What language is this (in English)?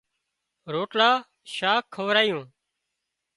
Wadiyara Koli